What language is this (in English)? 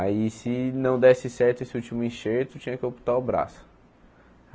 Portuguese